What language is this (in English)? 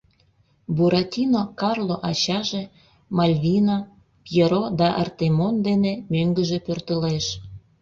Mari